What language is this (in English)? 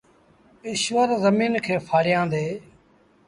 Sindhi Bhil